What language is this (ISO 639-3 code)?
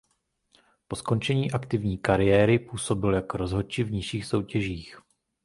ces